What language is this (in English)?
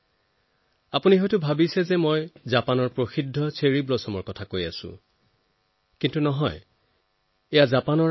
Assamese